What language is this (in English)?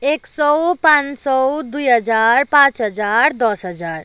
Nepali